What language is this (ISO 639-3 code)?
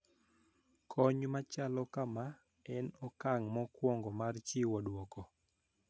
luo